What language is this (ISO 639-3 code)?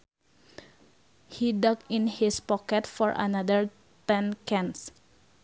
sun